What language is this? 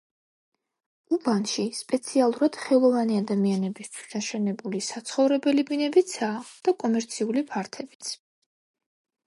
Georgian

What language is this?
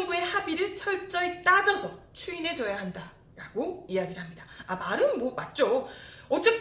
Korean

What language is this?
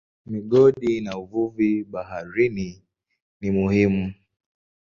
Swahili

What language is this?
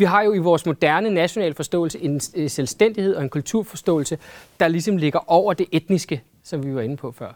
Danish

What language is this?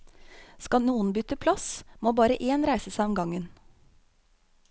Norwegian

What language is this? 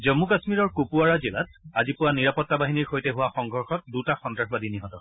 Assamese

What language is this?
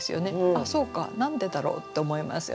Japanese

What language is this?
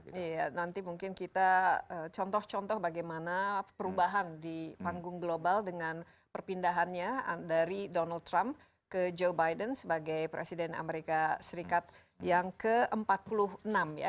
Indonesian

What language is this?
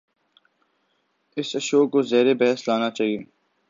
Urdu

